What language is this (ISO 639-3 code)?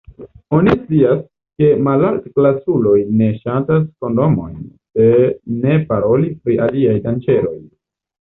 epo